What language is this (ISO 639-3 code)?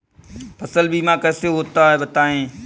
hin